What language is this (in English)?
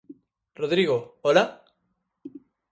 Galician